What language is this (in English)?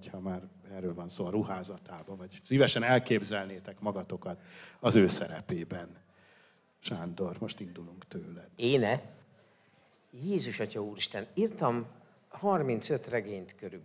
Hungarian